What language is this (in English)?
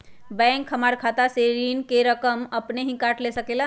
Magahi